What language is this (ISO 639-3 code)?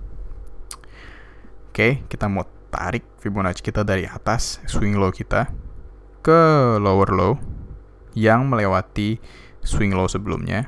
ind